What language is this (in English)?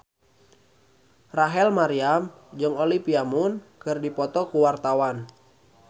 Sundanese